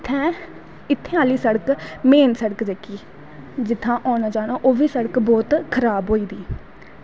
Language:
Dogri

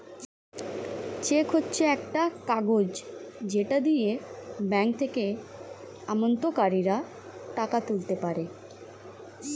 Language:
Bangla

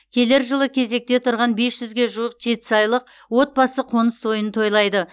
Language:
Kazakh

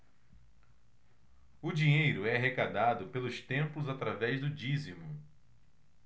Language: Portuguese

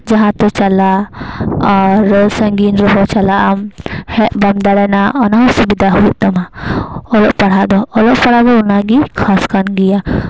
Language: Santali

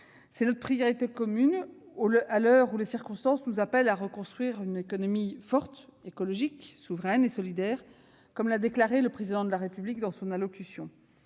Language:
French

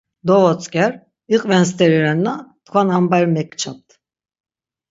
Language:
Laz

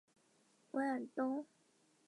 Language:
Chinese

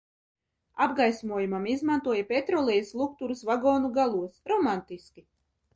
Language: Latvian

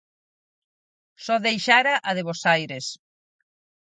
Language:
Galician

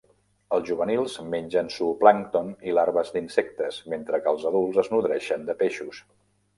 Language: Catalan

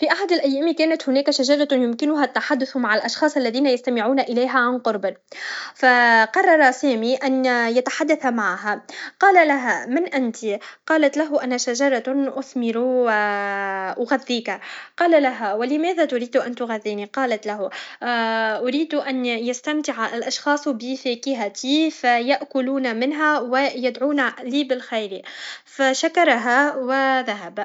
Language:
Tunisian Arabic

